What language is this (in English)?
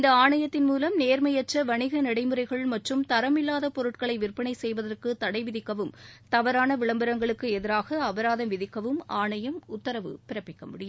Tamil